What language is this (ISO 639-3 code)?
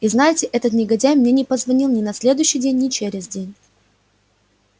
rus